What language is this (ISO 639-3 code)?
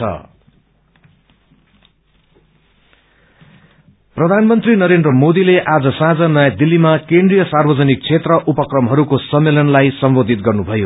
nep